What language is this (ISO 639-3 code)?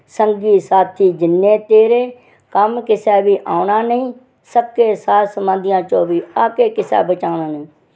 doi